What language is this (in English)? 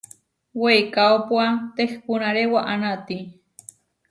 Huarijio